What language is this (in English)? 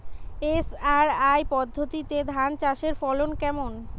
Bangla